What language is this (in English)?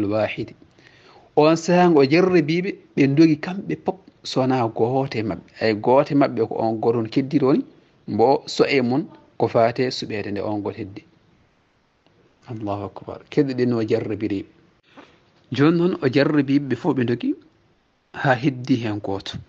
Arabic